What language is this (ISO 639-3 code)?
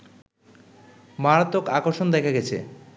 ben